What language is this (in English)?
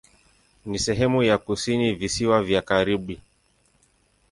Swahili